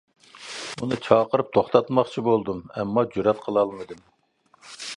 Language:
Uyghur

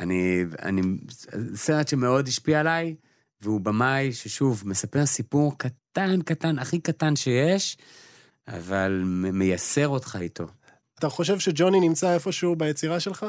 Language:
Hebrew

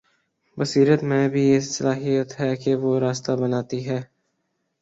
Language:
Urdu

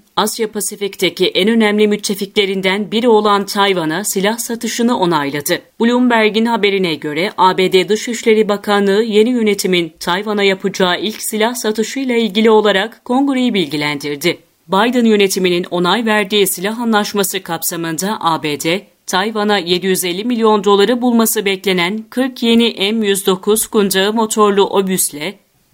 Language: Turkish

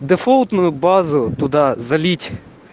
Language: Russian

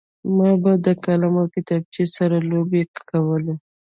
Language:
Pashto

